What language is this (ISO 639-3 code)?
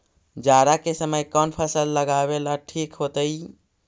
mag